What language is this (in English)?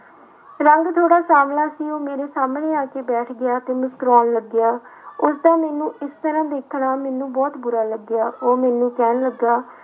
Punjabi